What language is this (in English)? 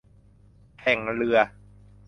Thai